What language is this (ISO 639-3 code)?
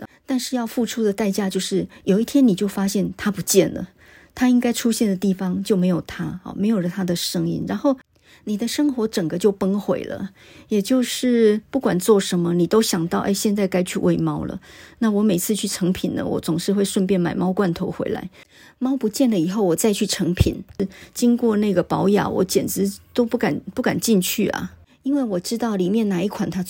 zho